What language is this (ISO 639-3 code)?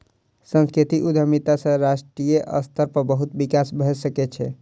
mai